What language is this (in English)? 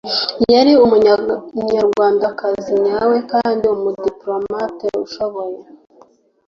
Kinyarwanda